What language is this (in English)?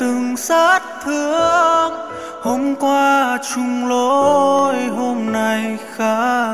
Vietnamese